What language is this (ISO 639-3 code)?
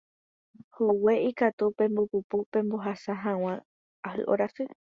grn